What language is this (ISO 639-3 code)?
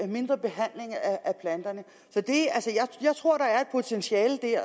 dan